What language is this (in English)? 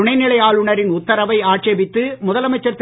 Tamil